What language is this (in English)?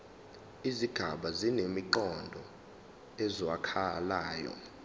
Zulu